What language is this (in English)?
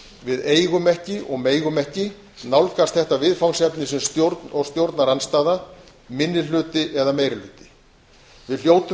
Icelandic